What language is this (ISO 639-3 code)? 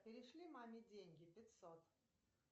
rus